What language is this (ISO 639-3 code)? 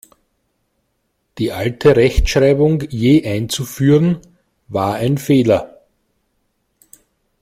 deu